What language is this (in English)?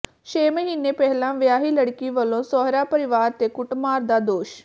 Punjabi